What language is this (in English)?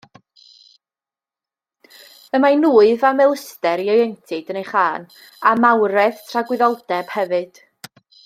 Welsh